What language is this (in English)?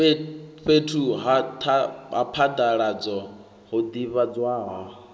Venda